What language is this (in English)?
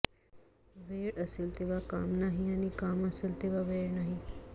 Marathi